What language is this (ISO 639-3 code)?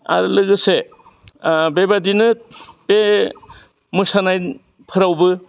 brx